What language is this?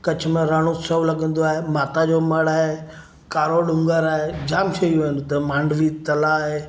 Sindhi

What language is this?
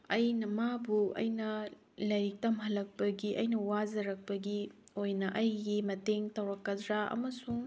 Manipuri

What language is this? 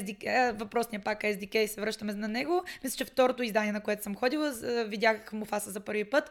Bulgarian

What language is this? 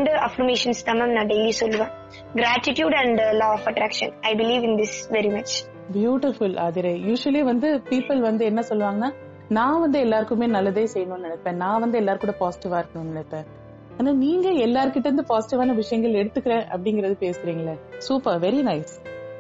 Tamil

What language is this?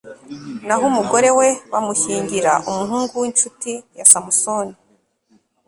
Kinyarwanda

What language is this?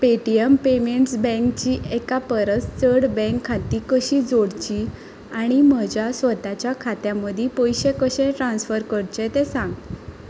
Konkani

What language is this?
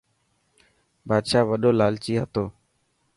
Dhatki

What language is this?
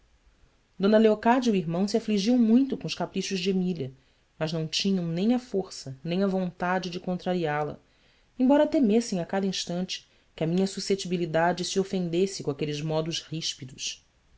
Portuguese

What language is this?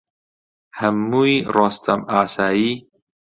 Central Kurdish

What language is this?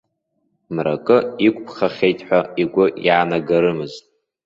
Abkhazian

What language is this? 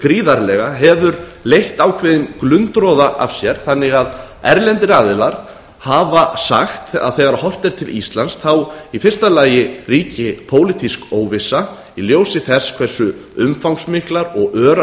Icelandic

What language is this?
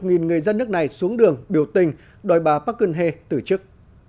Vietnamese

